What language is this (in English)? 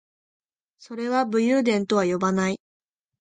Japanese